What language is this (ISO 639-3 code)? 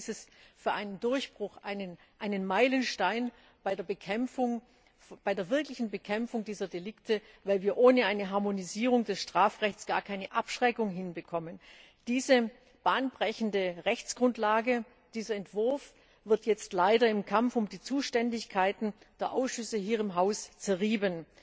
deu